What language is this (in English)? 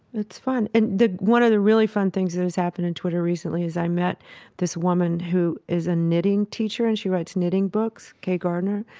English